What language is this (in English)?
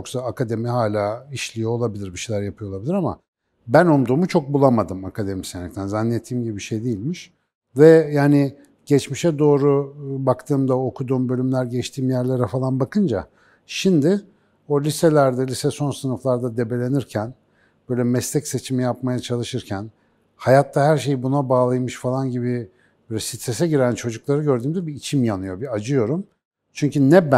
Turkish